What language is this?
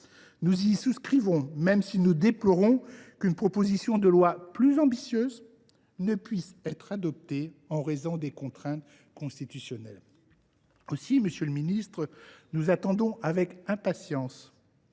French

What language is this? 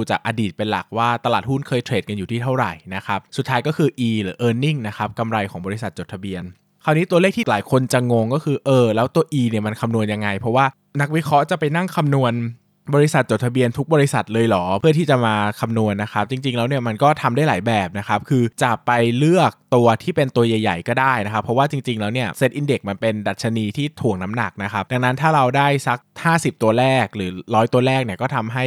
Thai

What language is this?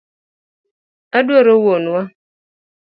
Luo (Kenya and Tanzania)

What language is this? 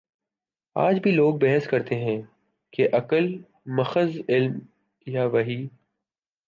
Urdu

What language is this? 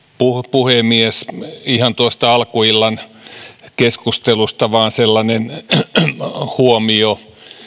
Finnish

